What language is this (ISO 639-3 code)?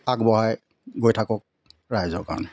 asm